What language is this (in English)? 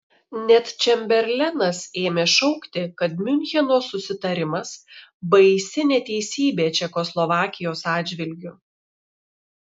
Lithuanian